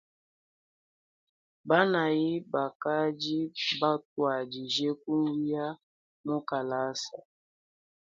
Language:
Luba-Lulua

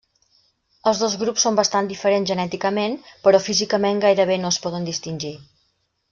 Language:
Catalan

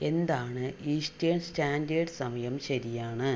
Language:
Malayalam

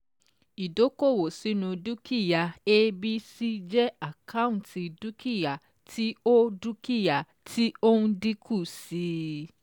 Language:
Yoruba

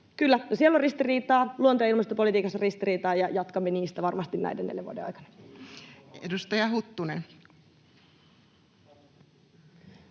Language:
Finnish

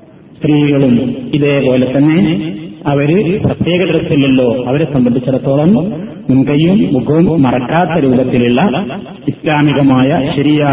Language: Malayalam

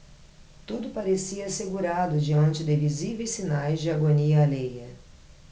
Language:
Portuguese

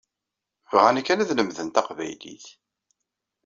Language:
Kabyle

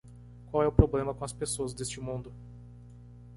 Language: Portuguese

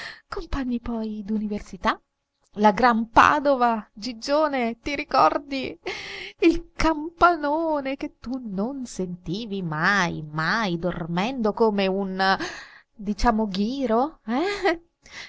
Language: Italian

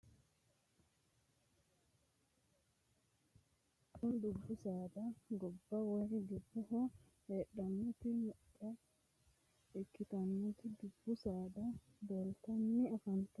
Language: Sidamo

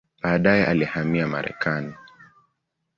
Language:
Swahili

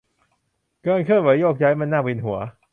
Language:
Thai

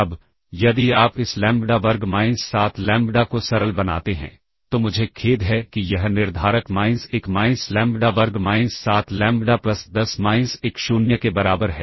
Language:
Hindi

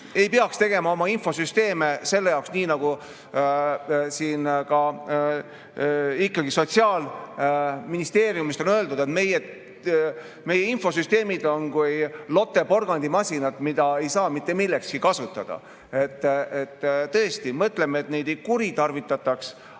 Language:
Estonian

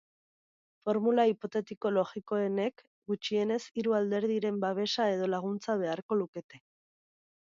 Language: Basque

